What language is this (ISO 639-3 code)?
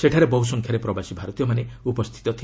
ori